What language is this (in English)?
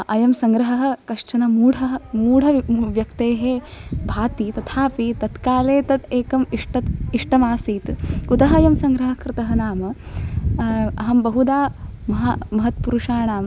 Sanskrit